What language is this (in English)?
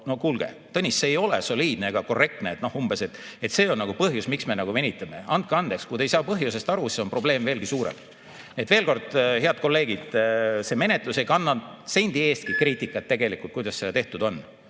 Estonian